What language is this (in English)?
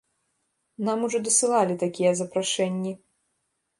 Belarusian